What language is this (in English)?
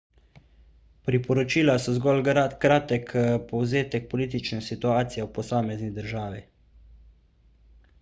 Slovenian